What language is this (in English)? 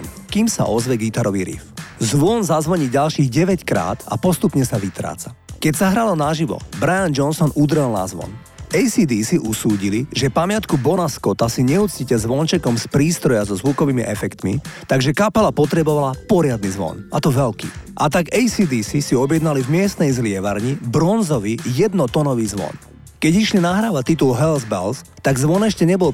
Slovak